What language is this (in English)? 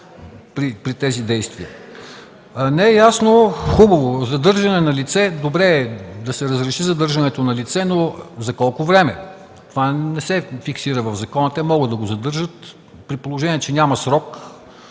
Bulgarian